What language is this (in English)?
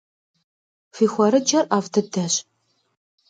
Kabardian